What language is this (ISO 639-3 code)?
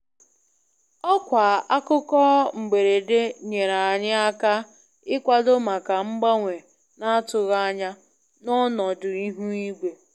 ibo